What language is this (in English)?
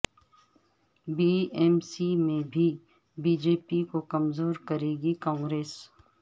Urdu